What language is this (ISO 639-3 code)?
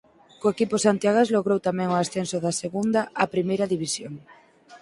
glg